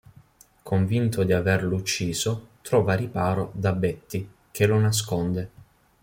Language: Italian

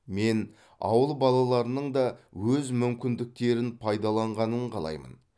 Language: Kazakh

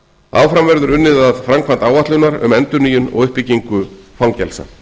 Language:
Icelandic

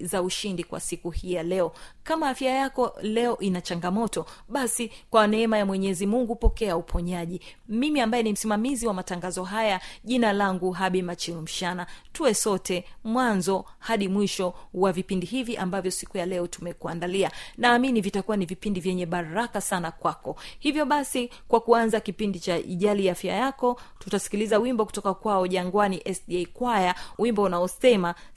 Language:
Swahili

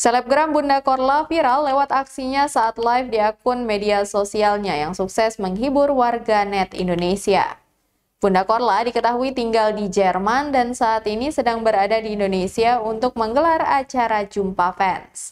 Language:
Indonesian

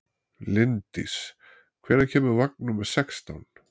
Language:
Icelandic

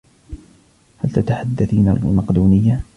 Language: Arabic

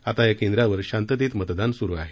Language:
Marathi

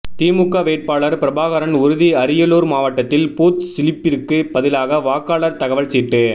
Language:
Tamil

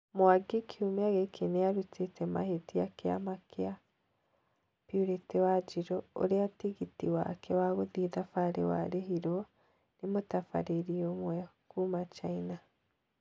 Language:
Kikuyu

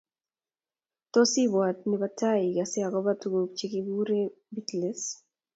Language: Kalenjin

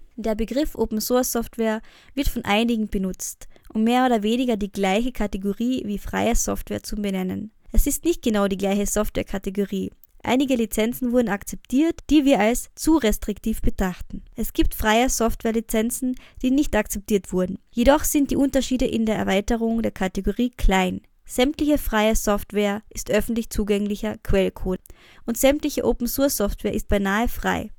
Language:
German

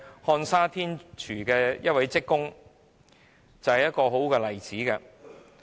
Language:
Cantonese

